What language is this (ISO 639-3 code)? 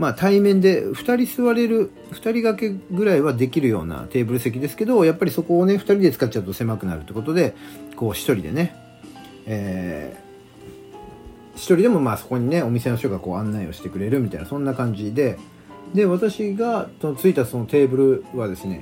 jpn